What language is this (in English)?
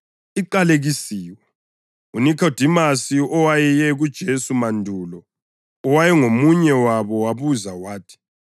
North Ndebele